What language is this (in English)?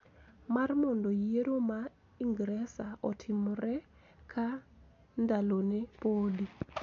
Luo (Kenya and Tanzania)